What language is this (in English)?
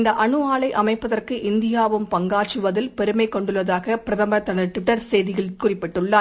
Tamil